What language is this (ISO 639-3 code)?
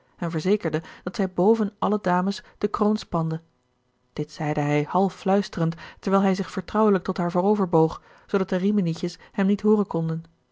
nld